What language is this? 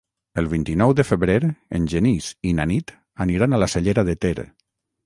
Catalan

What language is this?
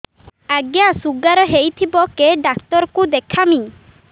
Odia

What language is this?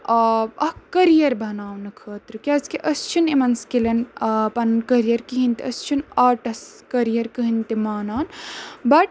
Kashmiri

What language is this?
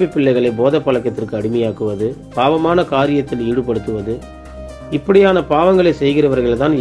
Tamil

